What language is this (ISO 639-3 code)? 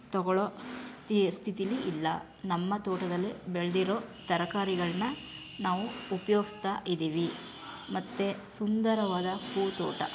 kan